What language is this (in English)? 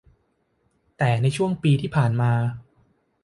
Thai